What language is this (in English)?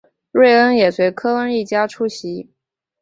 Chinese